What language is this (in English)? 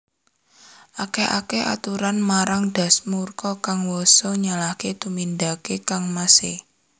Javanese